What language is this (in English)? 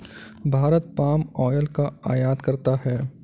Hindi